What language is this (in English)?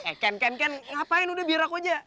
Indonesian